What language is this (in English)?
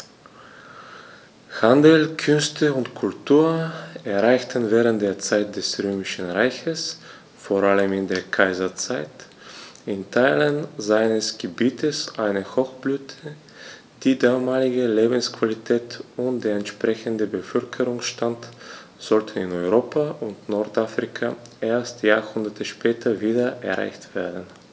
German